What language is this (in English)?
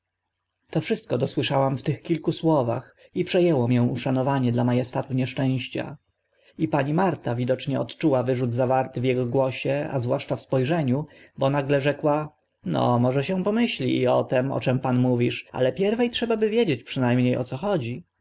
Polish